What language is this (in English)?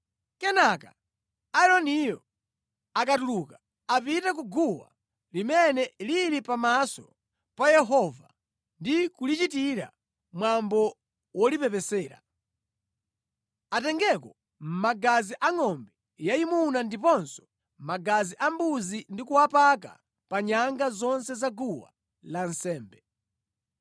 Nyanja